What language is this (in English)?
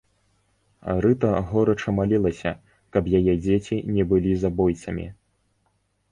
Belarusian